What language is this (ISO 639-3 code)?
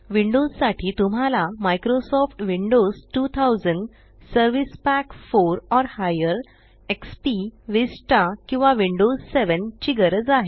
mar